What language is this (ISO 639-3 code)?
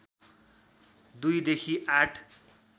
nep